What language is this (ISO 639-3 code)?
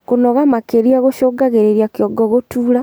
kik